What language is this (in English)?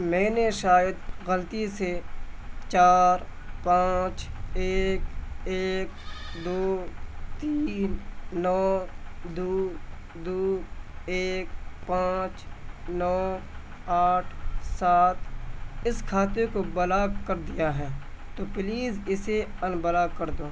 Urdu